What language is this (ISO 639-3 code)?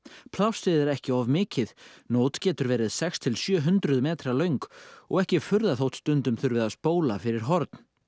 isl